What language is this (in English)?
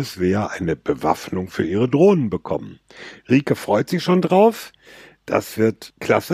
German